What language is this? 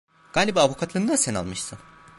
Turkish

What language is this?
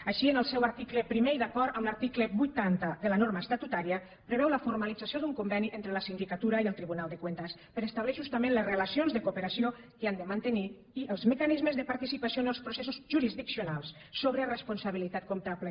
Catalan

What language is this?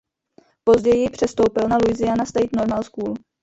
Czech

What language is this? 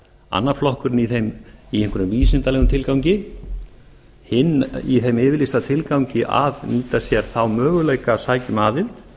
Icelandic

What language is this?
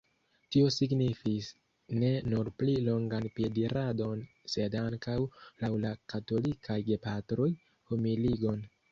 Esperanto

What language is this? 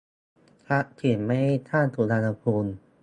Thai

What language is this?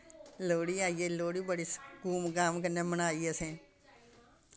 Dogri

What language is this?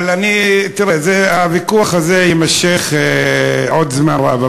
Hebrew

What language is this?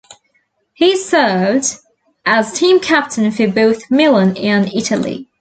English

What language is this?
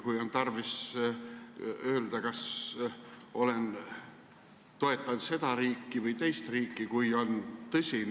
Estonian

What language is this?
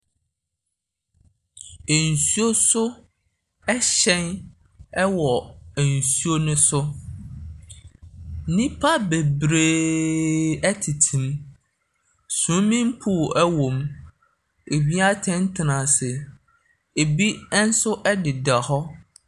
Akan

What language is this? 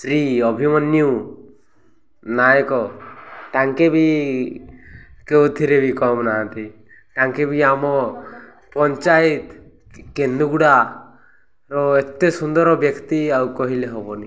Odia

